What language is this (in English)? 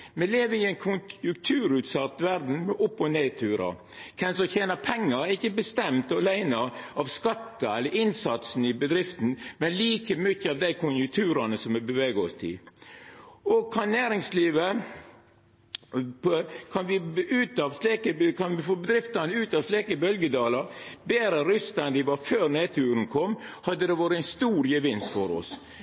Norwegian Nynorsk